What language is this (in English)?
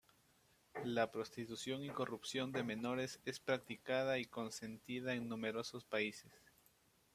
Spanish